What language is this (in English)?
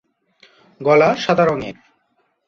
Bangla